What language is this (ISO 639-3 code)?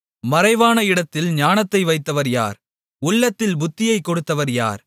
tam